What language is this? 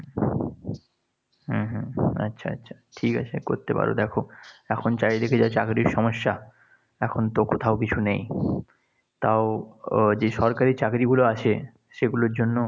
Bangla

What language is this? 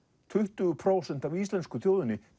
Icelandic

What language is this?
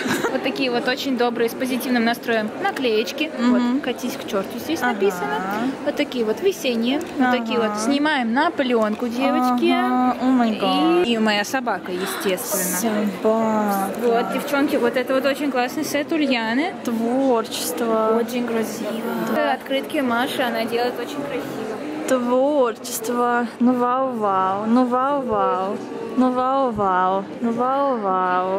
Russian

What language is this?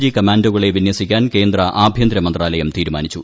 Malayalam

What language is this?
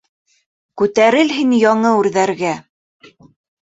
Bashkir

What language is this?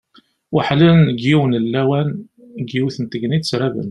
Kabyle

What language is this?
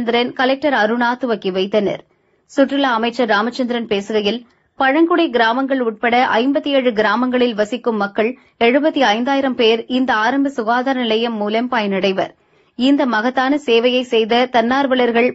Arabic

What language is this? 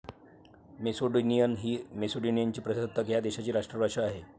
Marathi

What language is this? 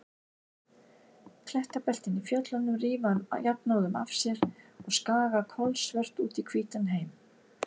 Icelandic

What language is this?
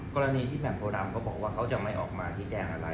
Thai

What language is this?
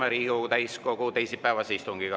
Estonian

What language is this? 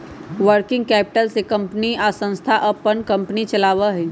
Magahi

